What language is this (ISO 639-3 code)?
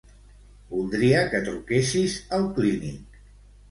cat